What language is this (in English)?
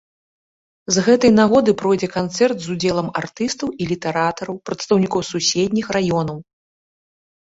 Belarusian